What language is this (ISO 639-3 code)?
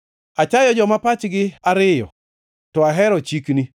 luo